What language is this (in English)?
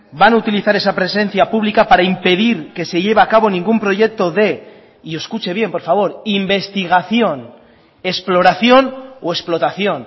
Spanish